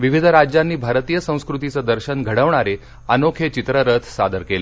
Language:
Marathi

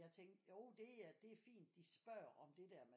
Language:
Danish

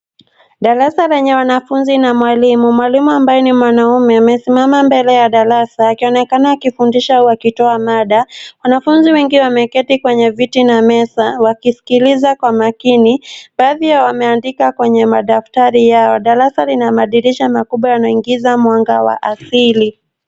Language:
Swahili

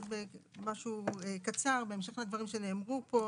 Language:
Hebrew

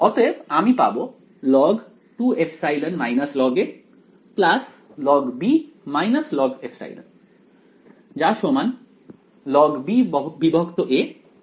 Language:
Bangla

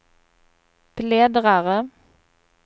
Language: Swedish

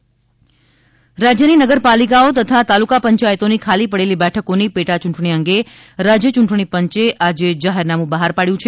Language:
Gujarati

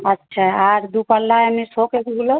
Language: Bangla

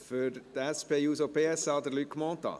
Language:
Swiss German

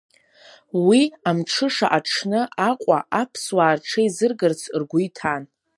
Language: Abkhazian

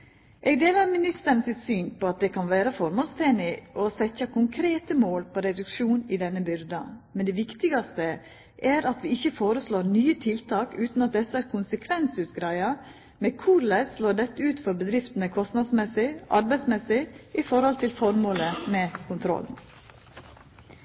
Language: Norwegian Nynorsk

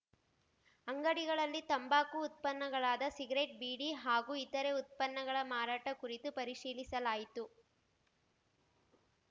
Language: Kannada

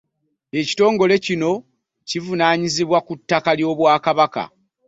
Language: Ganda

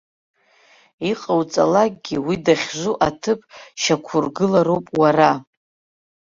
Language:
Abkhazian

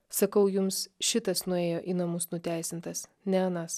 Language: Lithuanian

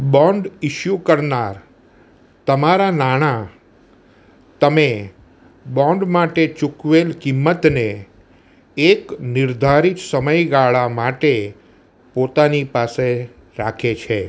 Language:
Gujarati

